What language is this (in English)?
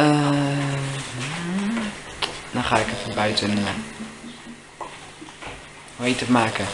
Dutch